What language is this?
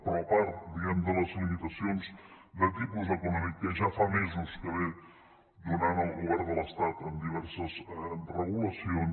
Catalan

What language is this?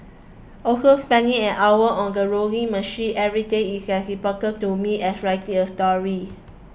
English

